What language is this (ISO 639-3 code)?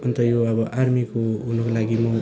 nep